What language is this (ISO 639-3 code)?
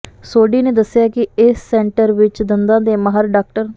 pan